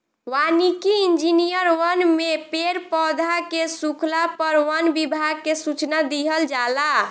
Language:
Bhojpuri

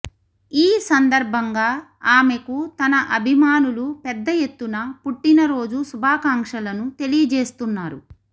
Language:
Telugu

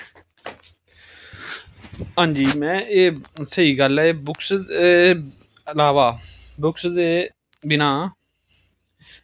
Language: Dogri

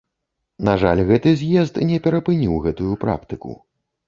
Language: Belarusian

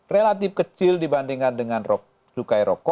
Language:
Indonesian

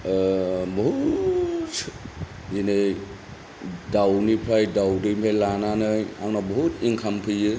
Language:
Bodo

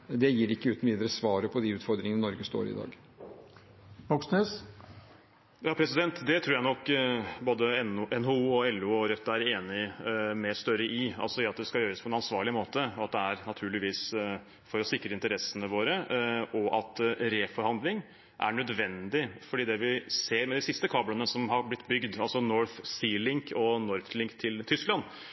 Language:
Norwegian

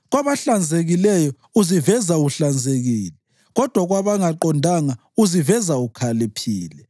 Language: North Ndebele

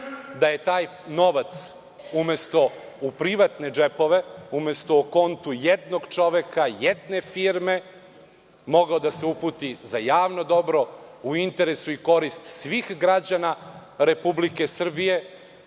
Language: Serbian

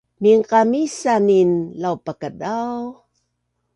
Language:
Bunun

